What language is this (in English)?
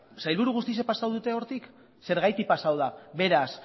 Basque